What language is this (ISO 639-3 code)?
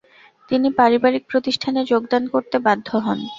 ben